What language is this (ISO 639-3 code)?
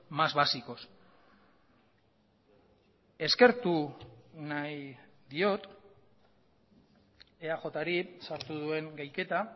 eus